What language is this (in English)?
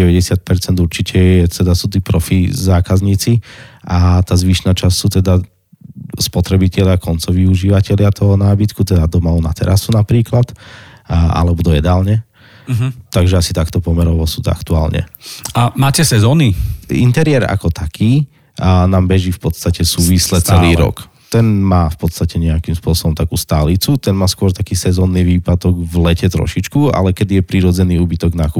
Slovak